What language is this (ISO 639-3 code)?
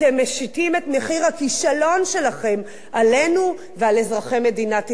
heb